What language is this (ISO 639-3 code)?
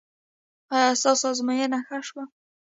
pus